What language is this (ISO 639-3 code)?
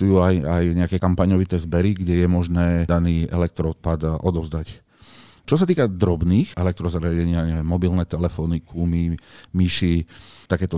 slk